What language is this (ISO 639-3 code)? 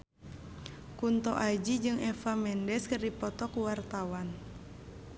sun